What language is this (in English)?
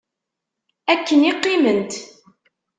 Kabyle